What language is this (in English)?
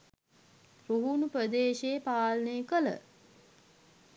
Sinhala